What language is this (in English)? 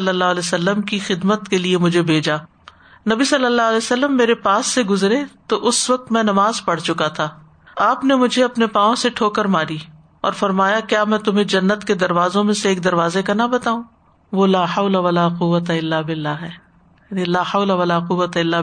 Urdu